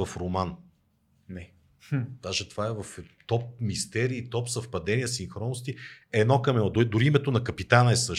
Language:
Bulgarian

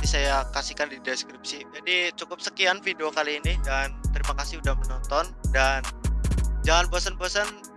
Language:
Indonesian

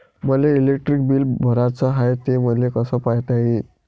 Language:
Marathi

